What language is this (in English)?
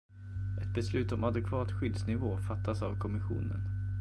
Swedish